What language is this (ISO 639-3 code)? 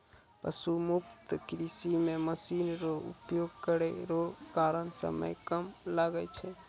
mai